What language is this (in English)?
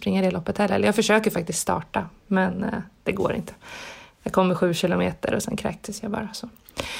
Swedish